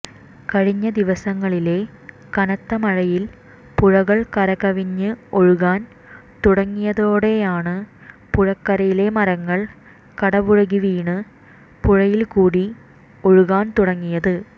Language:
Malayalam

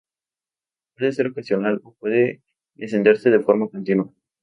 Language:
Spanish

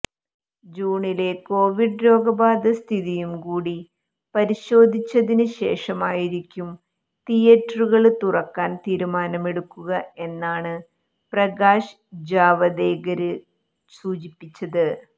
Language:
Malayalam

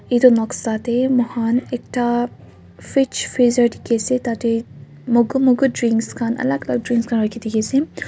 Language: Naga Pidgin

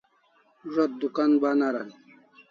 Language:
Kalasha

